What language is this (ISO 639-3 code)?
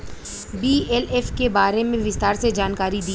bho